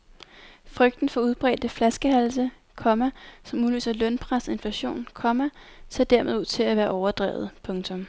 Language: Danish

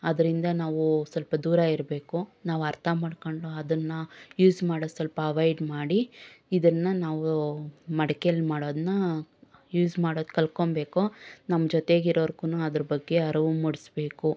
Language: Kannada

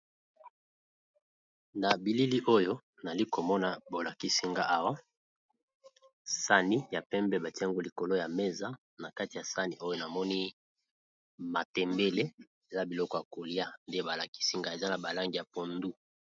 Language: Lingala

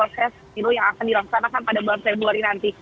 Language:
Indonesian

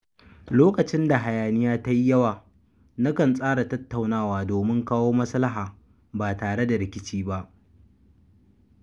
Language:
Hausa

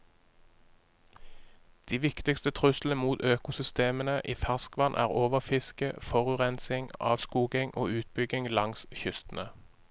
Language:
Norwegian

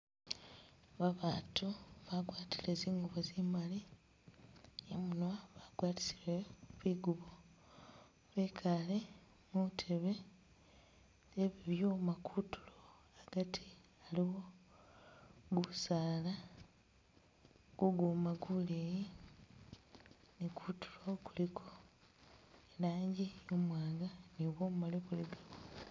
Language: Masaaba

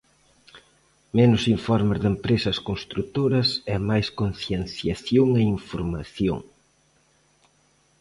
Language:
Galician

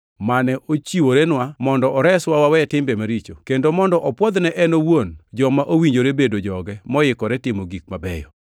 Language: Luo (Kenya and Tanzania)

